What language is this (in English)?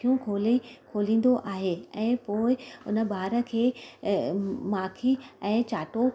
Sindhi